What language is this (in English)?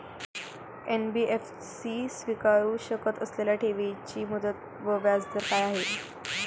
Marathi